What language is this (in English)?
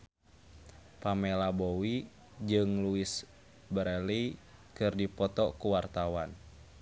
Sundanese